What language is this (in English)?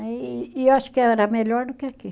Portuguese